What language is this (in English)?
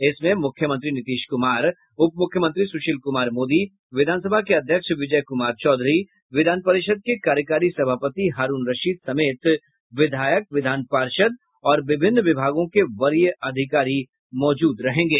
Hindi